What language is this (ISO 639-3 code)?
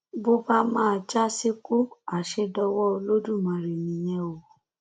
yor